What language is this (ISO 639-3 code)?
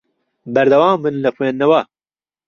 ckb